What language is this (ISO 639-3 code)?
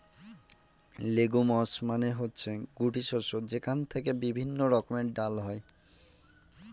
ben